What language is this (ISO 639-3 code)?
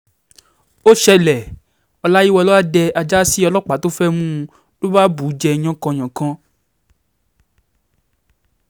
yor